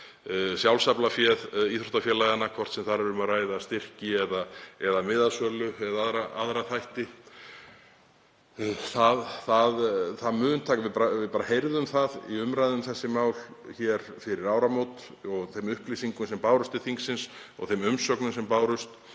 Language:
Icelandic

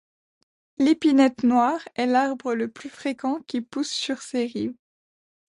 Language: French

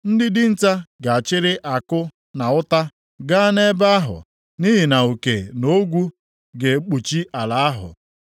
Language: Igbo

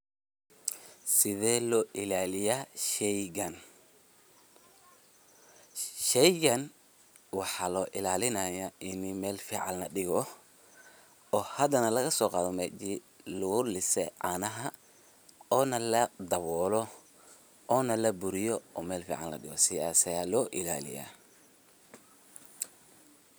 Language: Somali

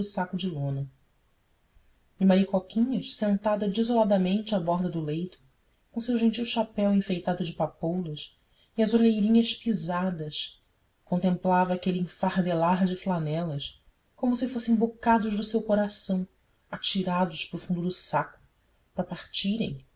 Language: Portuguese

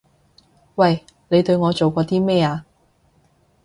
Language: Cantonese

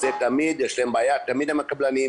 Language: Hebrew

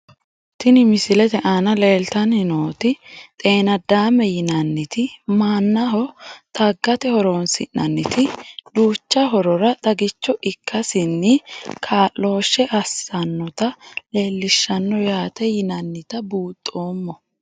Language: Sidamo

